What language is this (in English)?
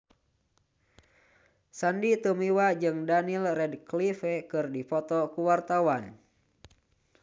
Sundanese